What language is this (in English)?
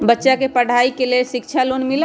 Magahi